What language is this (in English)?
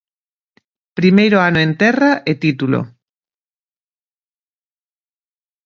Galician